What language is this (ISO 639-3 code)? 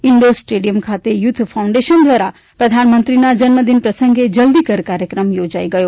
guj